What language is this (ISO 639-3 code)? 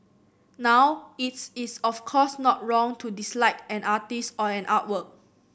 eng